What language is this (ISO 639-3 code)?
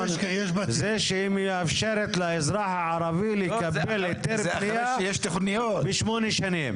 heb